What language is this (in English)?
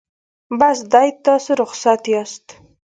Pashto